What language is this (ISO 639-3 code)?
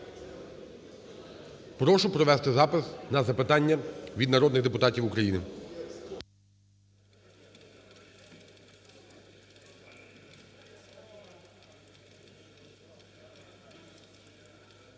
ukr